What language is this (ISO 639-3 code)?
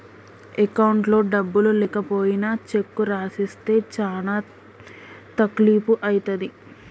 tel